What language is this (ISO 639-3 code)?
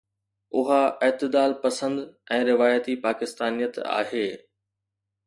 snd